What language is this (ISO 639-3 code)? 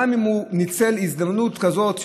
heb